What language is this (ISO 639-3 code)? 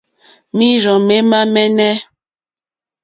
bri